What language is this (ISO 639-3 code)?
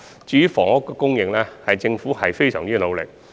yue